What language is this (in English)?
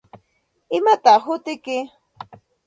Santa Ana de Tusi Pasco Quechua